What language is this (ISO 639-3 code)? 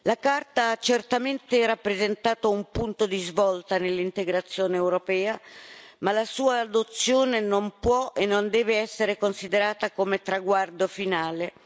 ita